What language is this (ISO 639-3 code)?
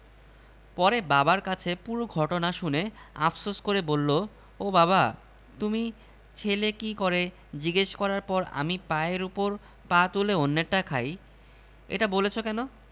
ben